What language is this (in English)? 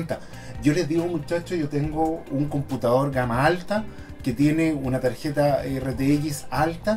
Spanish